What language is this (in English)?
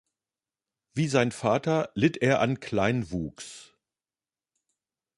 German